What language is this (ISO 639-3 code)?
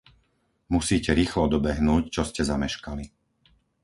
slk